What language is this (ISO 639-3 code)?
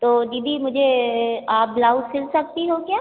hin